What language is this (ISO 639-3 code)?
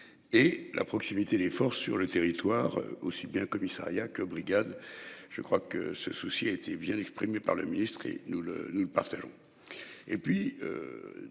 fra